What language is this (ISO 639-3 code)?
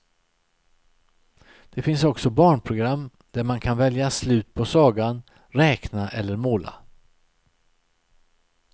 swe